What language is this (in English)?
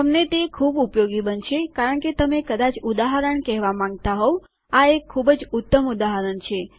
Gujarati